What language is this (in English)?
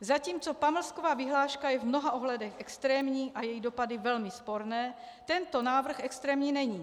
Czech